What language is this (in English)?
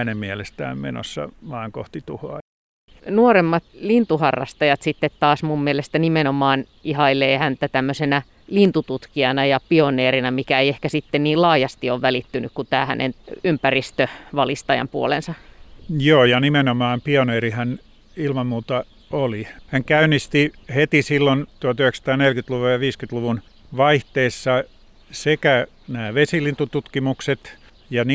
Finnish